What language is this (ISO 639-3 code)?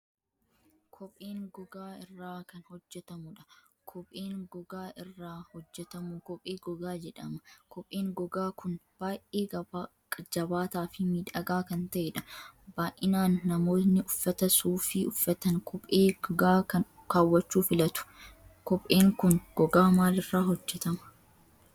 orm